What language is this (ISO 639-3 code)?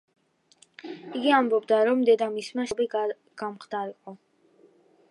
kat